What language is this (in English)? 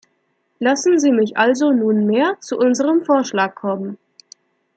German